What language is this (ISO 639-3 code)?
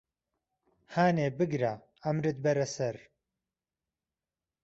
ckb